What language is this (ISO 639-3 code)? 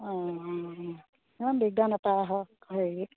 asm